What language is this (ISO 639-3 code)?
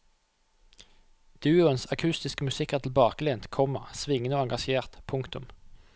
nor